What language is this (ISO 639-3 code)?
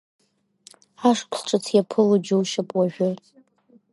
abk